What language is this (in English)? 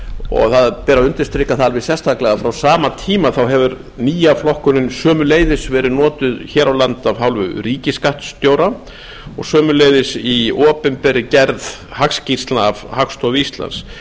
Icelandic